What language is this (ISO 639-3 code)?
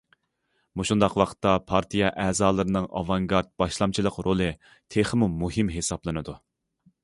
uig